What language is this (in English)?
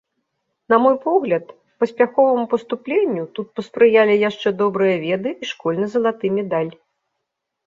Belarusian